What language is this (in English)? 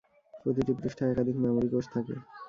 Bangla